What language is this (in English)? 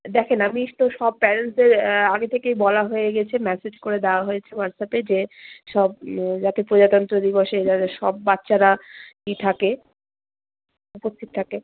Bangla